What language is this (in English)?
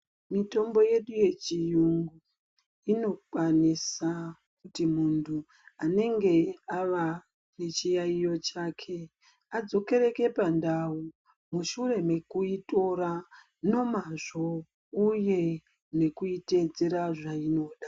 Ndau